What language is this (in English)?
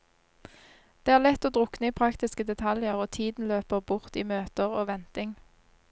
Norwegian